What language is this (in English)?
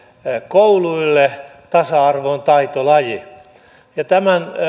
Finnish